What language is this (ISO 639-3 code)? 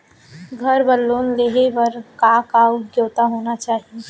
hne